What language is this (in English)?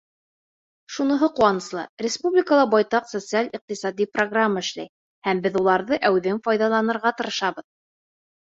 Bashkir